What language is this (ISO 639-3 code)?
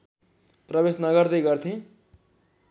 nep